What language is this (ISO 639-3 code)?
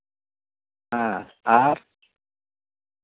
sat